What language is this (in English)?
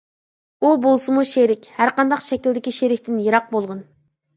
Uyghur